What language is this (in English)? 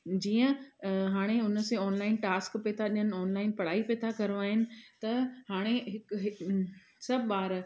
Sindhi